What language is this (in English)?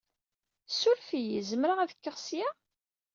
Kabyle